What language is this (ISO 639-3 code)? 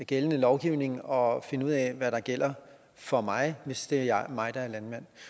dan